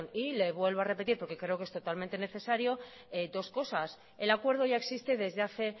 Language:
Spanish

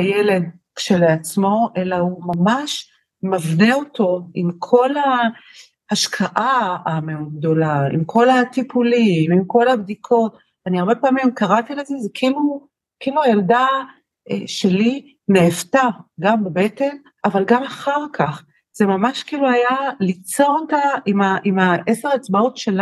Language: Hebrew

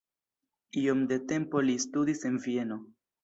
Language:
Esperanto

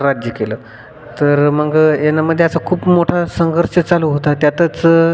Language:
Marathi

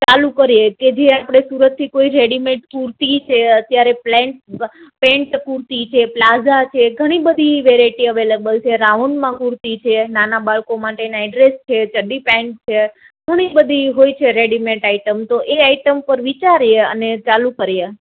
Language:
Gujarati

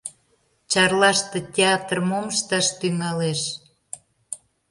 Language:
Mari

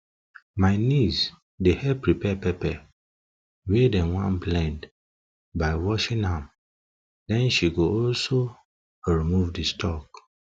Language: Nigerian Pidgin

